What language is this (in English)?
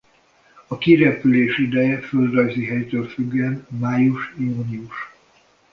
Hungarian